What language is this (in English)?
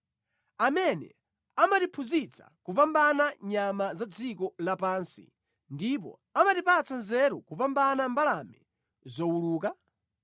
Nyanja